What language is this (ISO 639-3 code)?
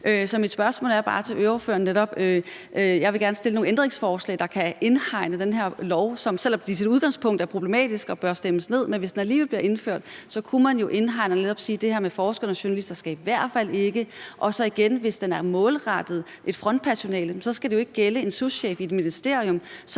dan